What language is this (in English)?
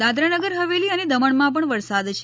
Gujarati